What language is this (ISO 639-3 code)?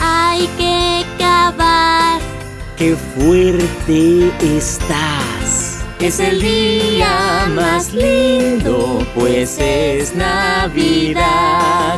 spa